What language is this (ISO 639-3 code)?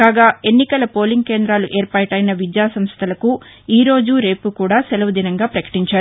tel